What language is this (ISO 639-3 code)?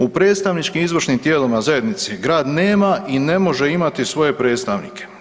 hrv